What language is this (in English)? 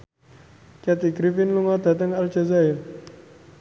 Javanese